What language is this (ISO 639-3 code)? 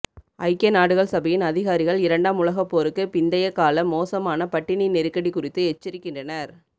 tam